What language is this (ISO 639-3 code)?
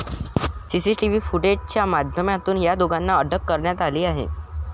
mar